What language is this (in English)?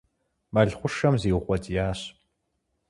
Kabardian